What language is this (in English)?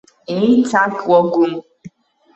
Abkhazian